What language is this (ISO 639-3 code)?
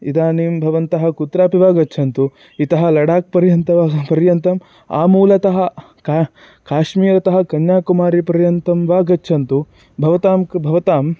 san